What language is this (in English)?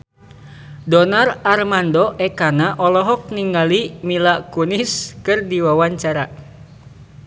Sundanese